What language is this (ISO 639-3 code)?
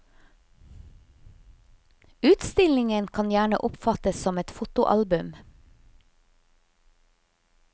nor